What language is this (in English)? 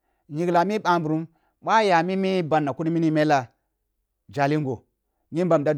Kulung (Nigeria)